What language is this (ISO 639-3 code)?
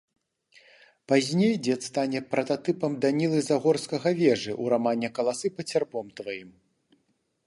bel